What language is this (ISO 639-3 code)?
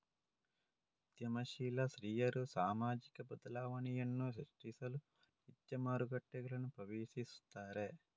kan